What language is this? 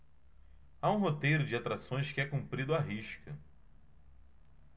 Portuguese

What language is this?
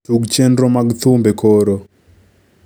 Luo (Kenya and Tanzania)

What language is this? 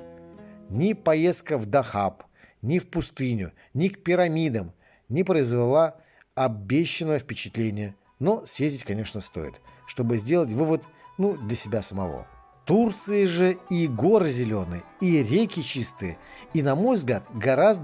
Russian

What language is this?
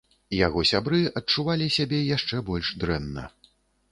Belarusian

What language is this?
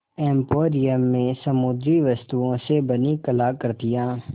Hindi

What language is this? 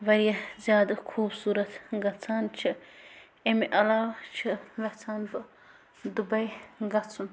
Kashmiri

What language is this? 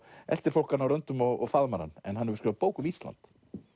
Icelandic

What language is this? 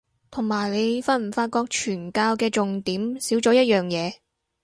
Cantonese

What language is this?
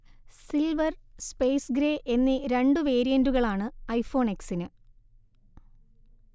Malayalam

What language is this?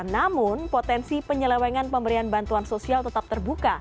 Indonesian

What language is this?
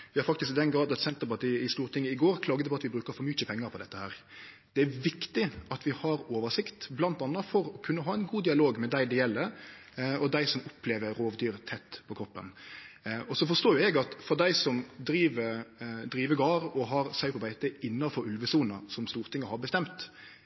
Norwegian Nynorsk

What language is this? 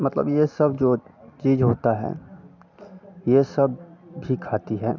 Hindi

